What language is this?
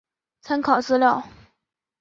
Chinese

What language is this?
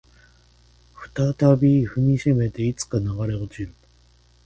Japanese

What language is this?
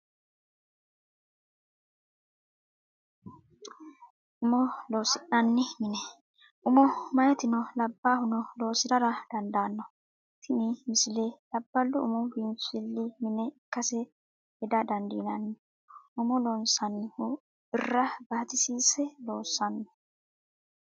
Sidamo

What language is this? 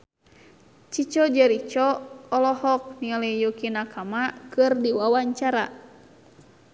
Sundanese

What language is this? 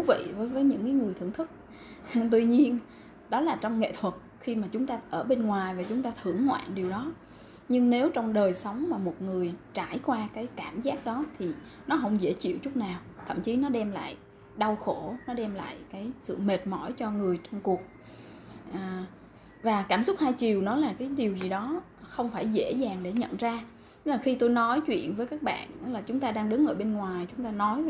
Vietnamese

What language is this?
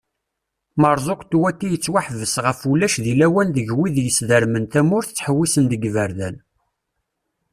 Kabyle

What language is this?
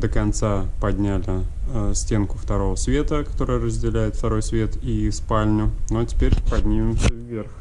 Russian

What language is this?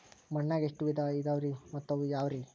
Kannada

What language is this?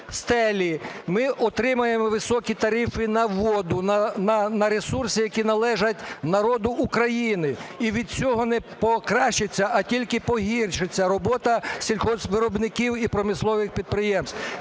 Ukrainian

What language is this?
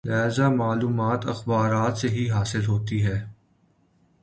Urdu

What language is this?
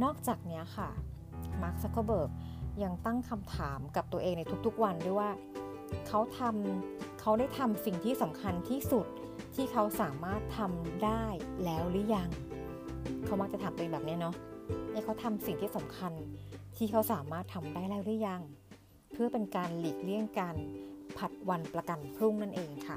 Thai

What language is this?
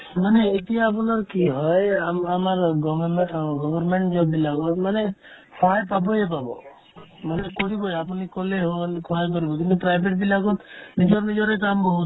Assamese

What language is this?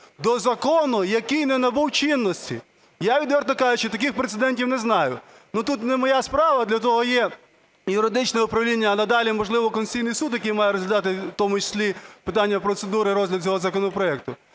Ukrainian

